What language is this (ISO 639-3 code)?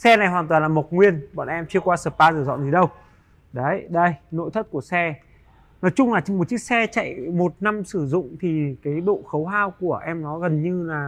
vie